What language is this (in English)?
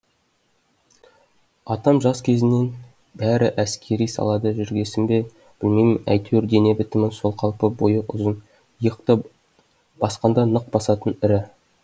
Kazakh